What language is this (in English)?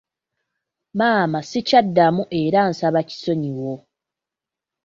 Ganda